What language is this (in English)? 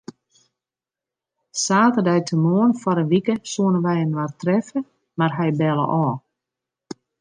Western Frisian